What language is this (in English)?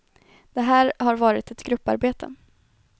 Swedish